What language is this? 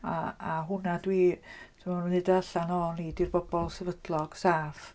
Welsh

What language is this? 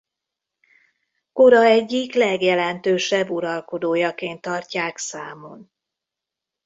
Hungarian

